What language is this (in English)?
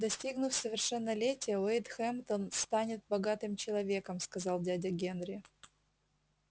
Russian